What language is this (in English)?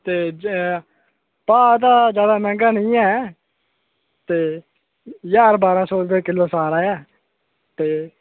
Dogri